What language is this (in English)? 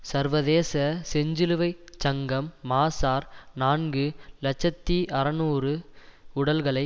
Tamil